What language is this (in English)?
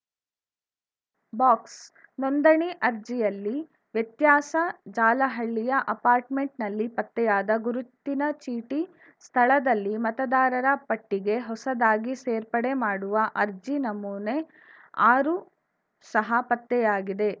Kannada